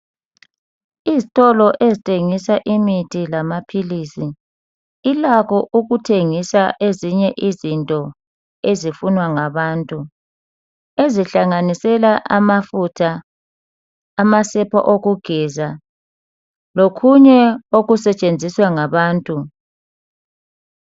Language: North Ndebele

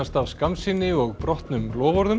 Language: Icelandic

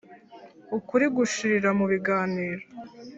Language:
Kinyarwanda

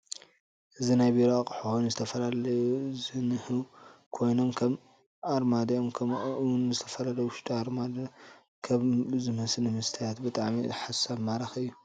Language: Tigrinya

